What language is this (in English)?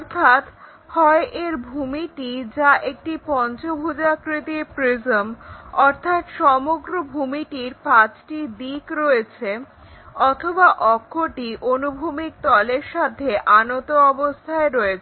Bangla